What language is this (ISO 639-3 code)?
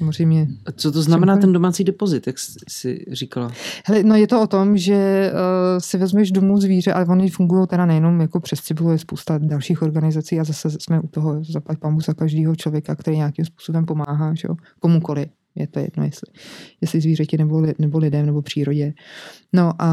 ces